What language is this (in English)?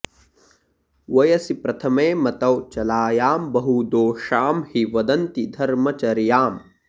Sanskrit